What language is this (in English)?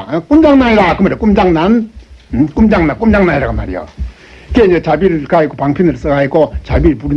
Korean